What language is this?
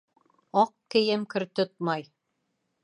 Bashkir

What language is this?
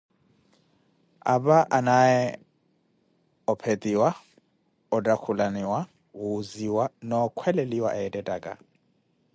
Koti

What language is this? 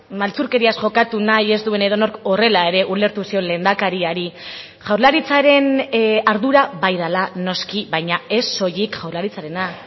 Basque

